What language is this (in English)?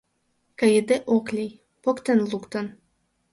Mari